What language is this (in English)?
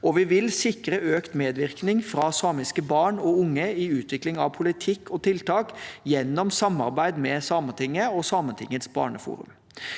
Norwegian